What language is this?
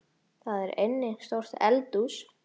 Icelandic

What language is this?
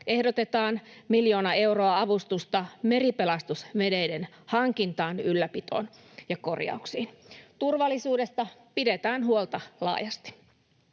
Finnish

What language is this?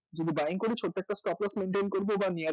Bangla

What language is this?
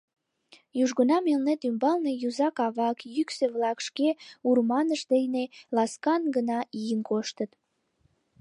Mari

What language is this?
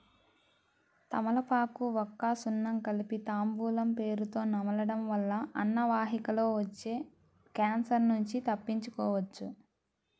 Telugu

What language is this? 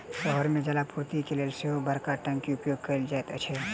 Maithili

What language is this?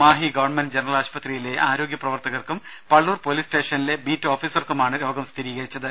Malayalam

